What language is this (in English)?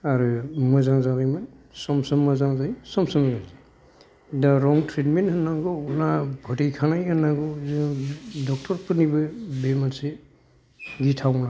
Bodo